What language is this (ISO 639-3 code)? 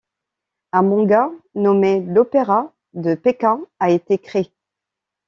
fra